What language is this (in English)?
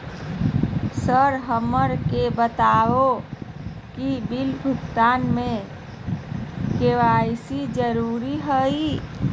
Magahi